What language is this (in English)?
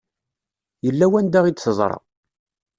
Kabyle